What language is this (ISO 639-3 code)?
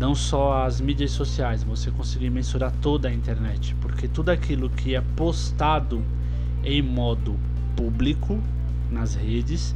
por